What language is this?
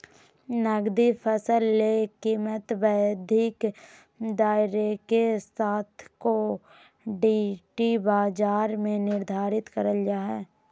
Magahi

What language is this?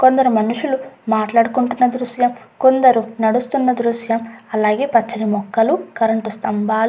Telugu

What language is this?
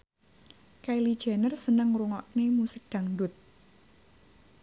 Javanese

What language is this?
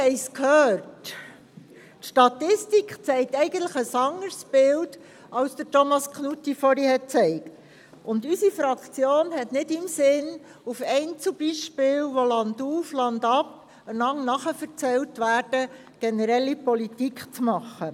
Swiss German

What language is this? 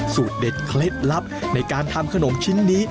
Thai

